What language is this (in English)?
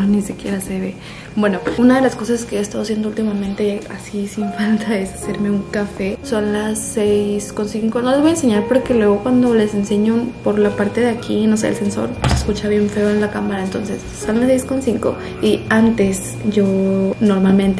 Spanish